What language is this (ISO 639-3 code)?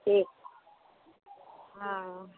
mai